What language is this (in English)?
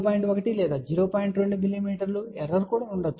Telugu